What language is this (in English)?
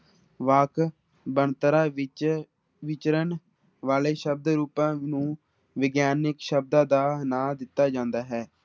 Punjabi